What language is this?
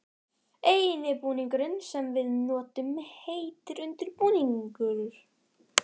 Icelandic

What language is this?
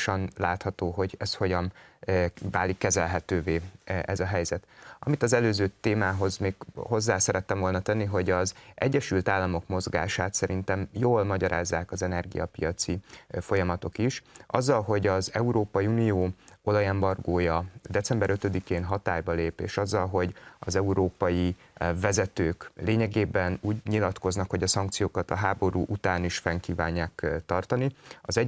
Hungarian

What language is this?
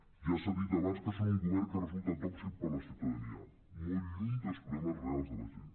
Catalan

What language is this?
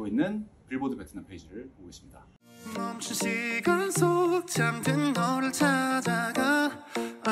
Korean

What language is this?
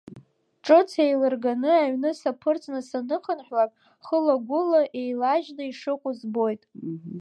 Abkhazian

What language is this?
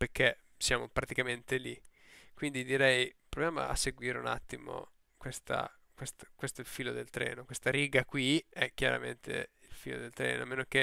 Italian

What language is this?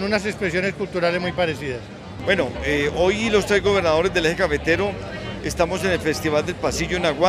Spanish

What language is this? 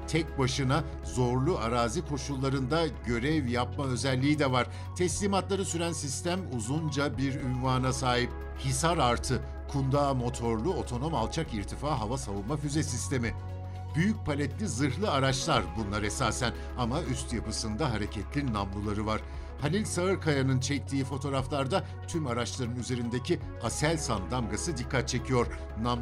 Turkish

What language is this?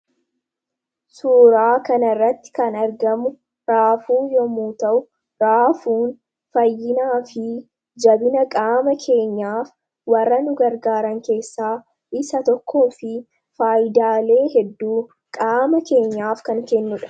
Oromo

